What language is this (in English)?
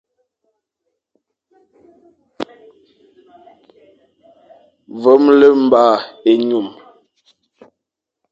Fang